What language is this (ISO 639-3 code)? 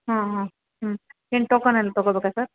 kan